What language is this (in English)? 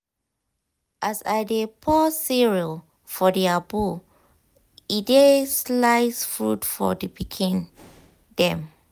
Nigerian Pidgin